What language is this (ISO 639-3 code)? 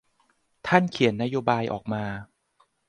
tha